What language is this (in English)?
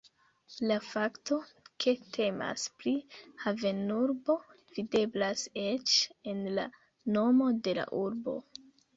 Esperanto